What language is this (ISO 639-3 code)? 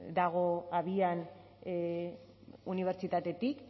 eus